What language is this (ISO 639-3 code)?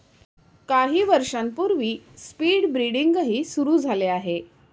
mar